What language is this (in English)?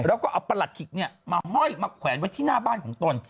Thai